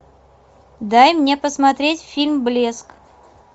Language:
Russian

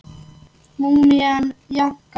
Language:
Icelandic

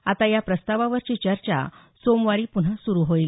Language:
Marathi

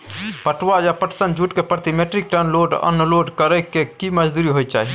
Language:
Maithili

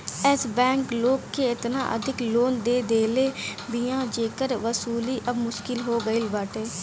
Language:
Bhojpuri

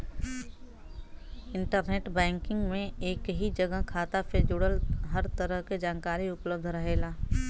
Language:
Bhojpuri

